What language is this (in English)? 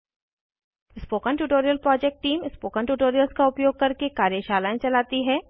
Hindi